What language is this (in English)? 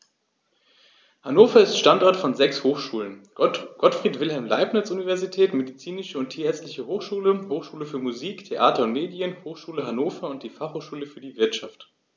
German